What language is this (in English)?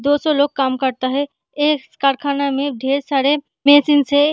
Hindi